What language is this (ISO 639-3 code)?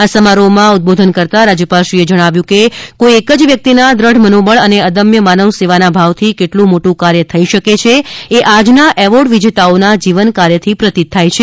guj